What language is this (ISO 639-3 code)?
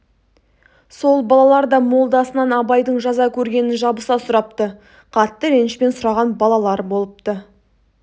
kaz